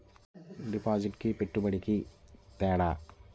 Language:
Telugu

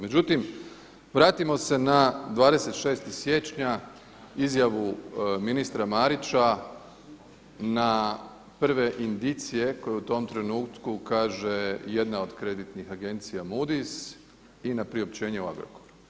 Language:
Croatian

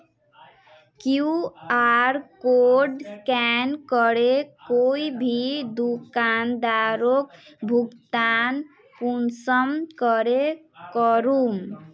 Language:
Magahi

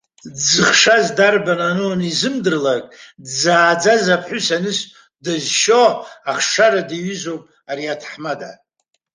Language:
Abkhazian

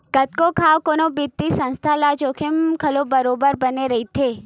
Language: Chhattisgarhi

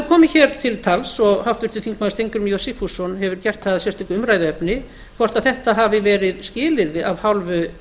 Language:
Icelandic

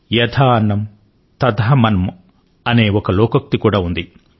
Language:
Telugu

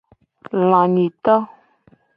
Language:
Gen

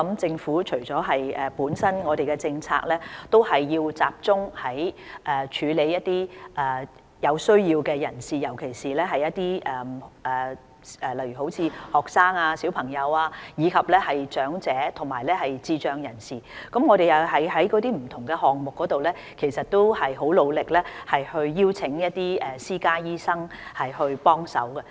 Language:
Cantonese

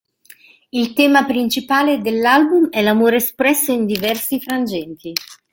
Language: Italian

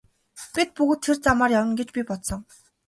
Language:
Mongolian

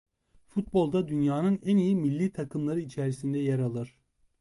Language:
Turkish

